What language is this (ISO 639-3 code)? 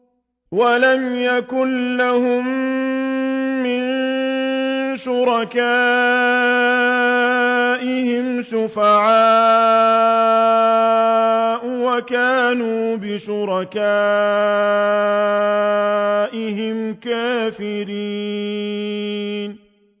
ara